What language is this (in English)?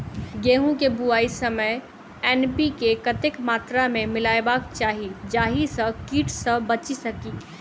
Maithili